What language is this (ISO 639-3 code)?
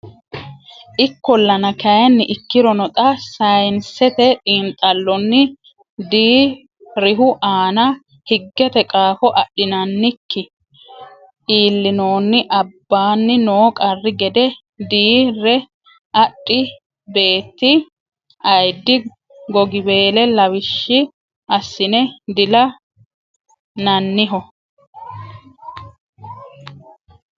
sid